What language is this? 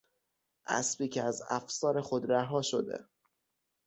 Persian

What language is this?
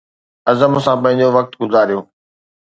Sindhi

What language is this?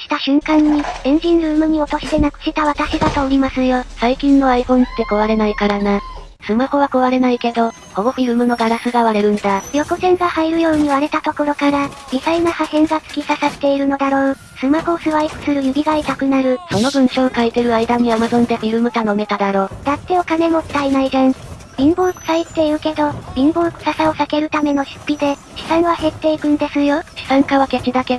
Japanese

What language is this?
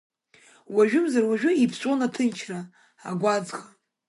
Abkhazian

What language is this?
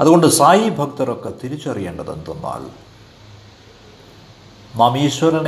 Malayalam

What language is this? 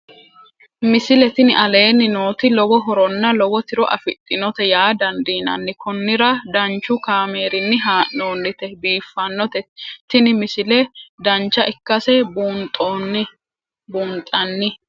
Sidamo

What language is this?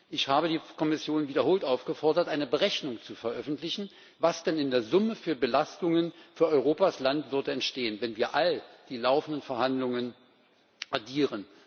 German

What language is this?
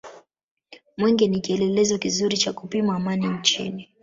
Swahili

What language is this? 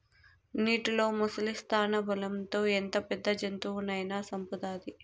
Telugu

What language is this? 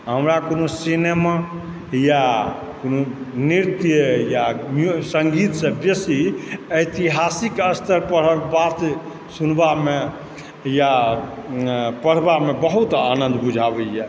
Maithili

